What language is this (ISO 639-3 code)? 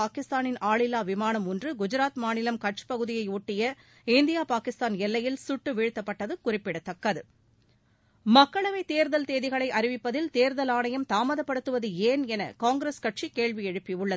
tam